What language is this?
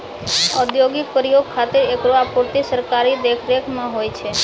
Maithili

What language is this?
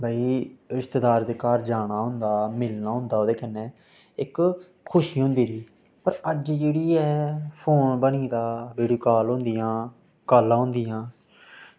Dogri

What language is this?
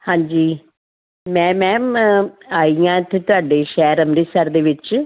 Punjabi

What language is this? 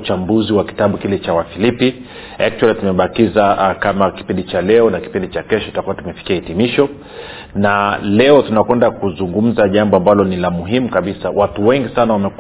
Swahili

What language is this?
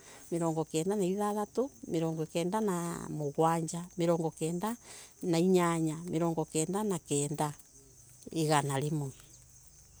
Embu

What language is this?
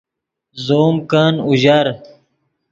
Yidgha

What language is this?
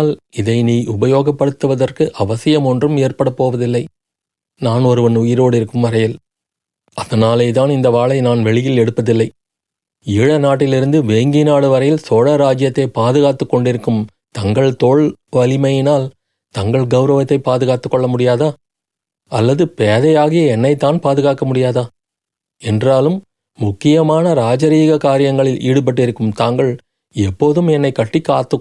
Tamil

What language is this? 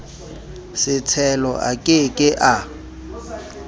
Southern Sotho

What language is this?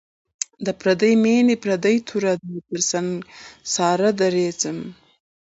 Pashto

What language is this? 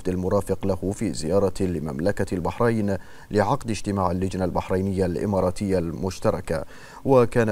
Arabic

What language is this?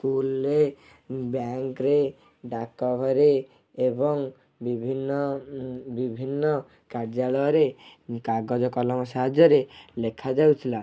Odia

